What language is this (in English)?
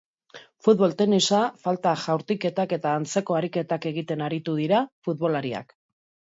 Basque